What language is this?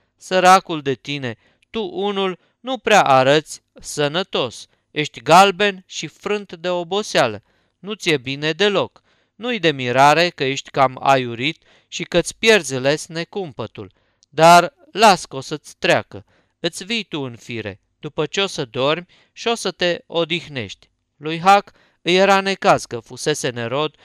Romanian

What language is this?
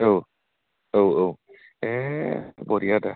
Bodo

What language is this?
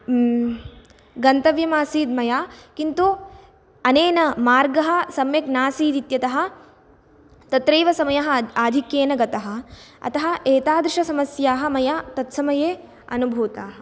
Sanskrit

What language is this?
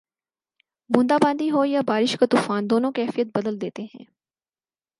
Urdu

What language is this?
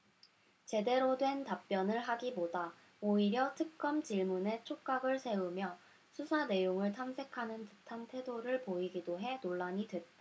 Korean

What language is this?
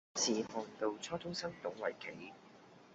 Cantonese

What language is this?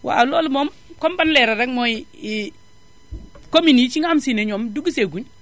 Wolof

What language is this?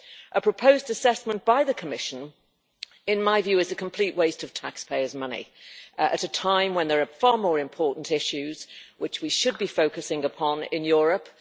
English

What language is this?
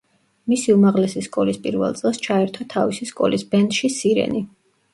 Georgian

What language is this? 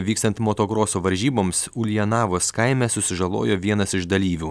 Lithuanian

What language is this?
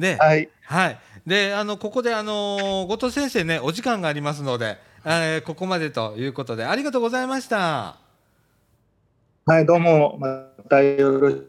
Japanese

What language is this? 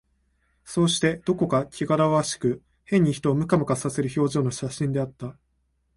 Japanese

